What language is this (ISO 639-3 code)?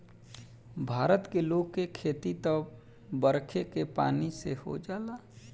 bho